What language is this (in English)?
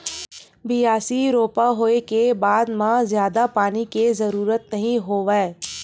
Chhattisgarhi